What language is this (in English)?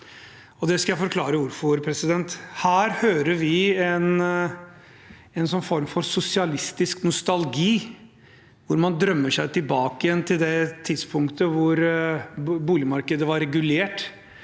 Norwegian